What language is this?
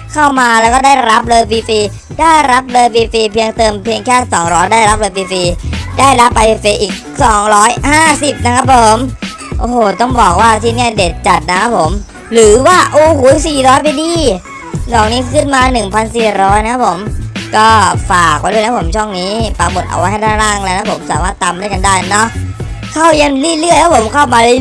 Thai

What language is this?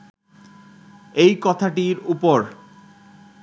Bangla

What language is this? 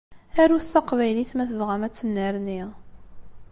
Kabyle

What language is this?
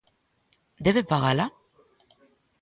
Galician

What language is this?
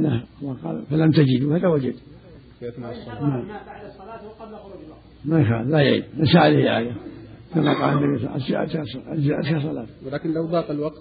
Arabic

